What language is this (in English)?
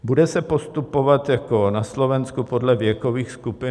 Czech